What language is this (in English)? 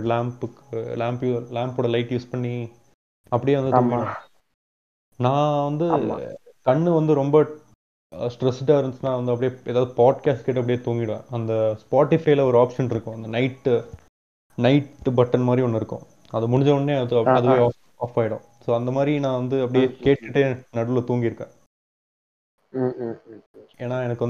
Tamil